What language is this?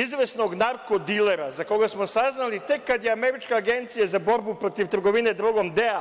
Serbian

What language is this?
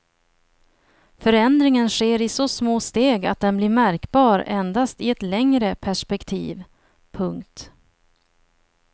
Swedish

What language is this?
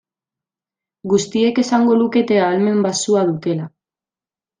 Basque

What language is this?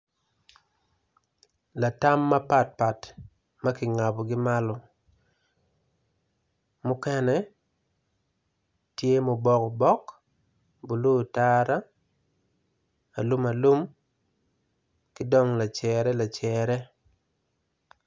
Acoli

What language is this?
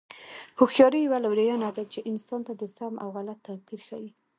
Pashto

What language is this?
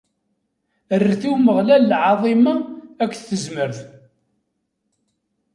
Kabyle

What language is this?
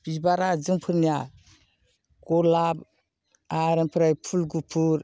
Bodo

